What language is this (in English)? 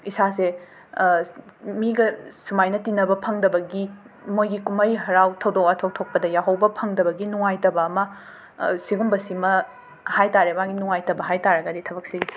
Manipuri